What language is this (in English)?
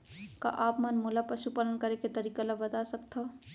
Chhattisgarhi